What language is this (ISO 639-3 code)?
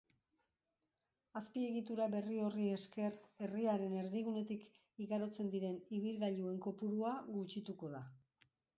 eus